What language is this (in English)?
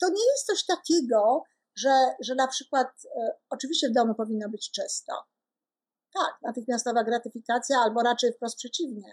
Polish